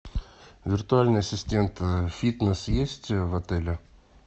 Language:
Russian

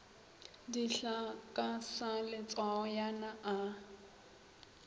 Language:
Northern Sotho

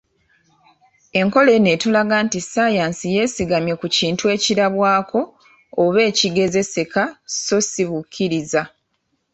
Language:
Ganda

